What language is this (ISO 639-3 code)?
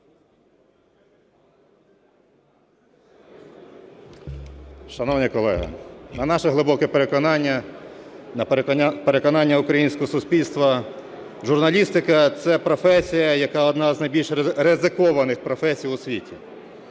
ukr